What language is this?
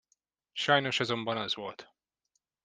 Hungarian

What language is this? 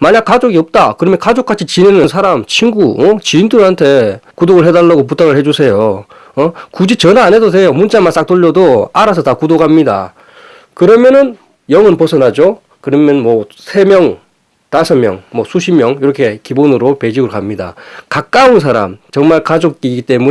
Korean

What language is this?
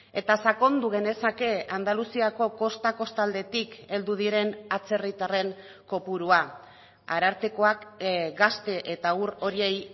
Basque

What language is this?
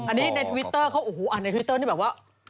Thai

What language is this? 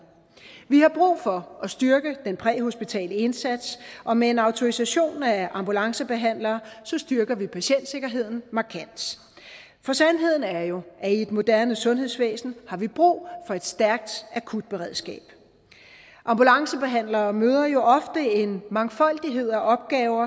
Danish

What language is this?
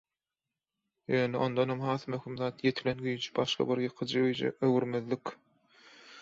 Turkmen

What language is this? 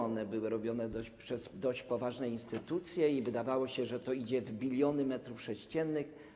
Polish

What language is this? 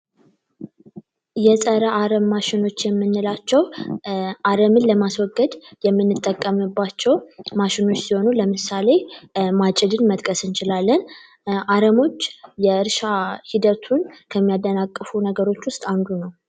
Amharic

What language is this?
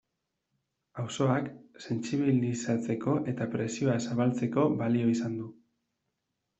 Basque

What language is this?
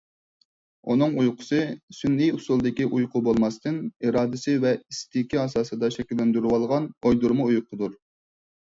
Uyghur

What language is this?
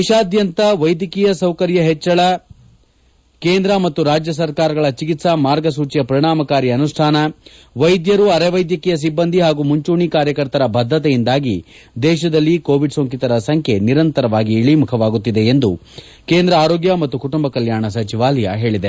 Kannada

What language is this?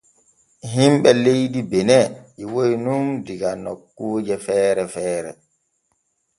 Borgu Fulfulde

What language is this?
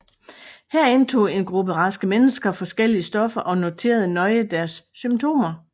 Danish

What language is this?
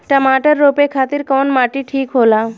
Bhojpuri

